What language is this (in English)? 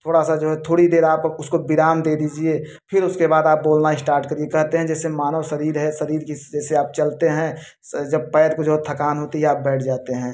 Hindi